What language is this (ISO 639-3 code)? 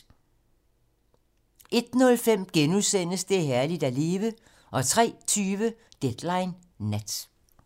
dan